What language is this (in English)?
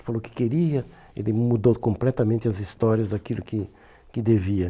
Portuguese